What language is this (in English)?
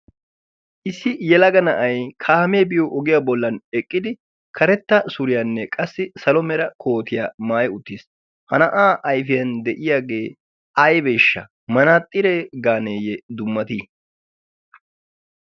Wolaytta